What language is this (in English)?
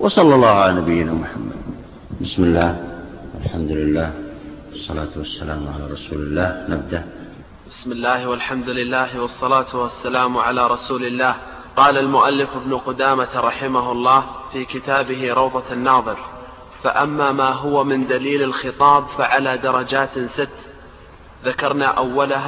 Arabic